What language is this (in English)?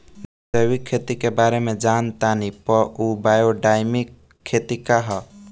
Bhojpuri